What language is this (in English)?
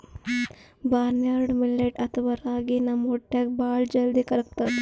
Kannada